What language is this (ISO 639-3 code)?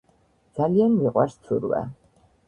kat